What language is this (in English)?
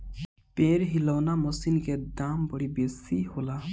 Bhojpuri